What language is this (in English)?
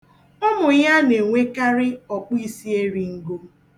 Igbo